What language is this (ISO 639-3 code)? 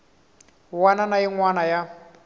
tso